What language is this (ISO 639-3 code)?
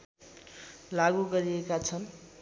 nep